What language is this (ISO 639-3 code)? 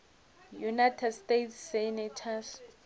nso